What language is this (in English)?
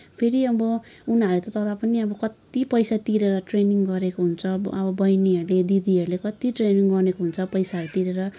Nepali